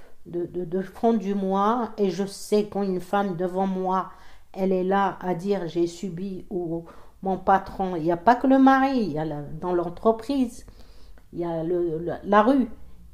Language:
French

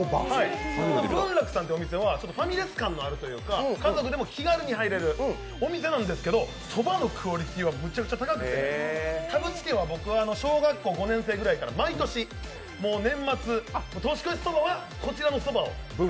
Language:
Japanese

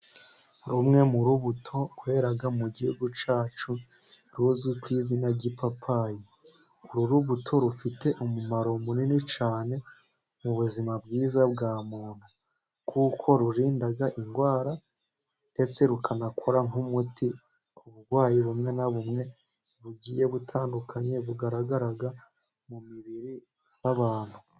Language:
Kinyarwanda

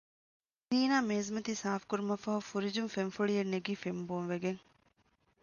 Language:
Divehi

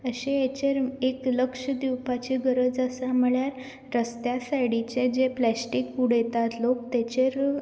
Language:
Konkani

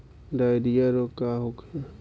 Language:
Bhojpuri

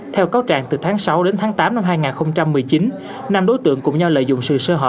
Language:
Vietnamese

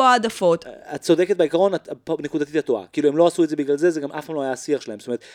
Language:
Hebrew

